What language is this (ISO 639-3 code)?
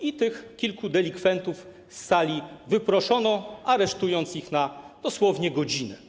pol